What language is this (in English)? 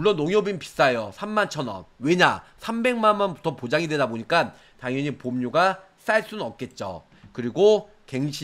Korean